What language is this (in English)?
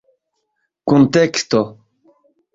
Esperanto